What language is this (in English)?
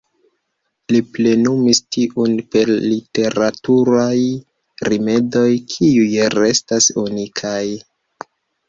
Esperanto